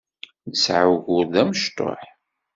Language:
Kabyle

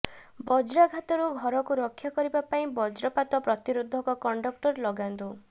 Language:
Odia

